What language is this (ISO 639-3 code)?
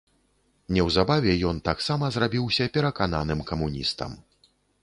bel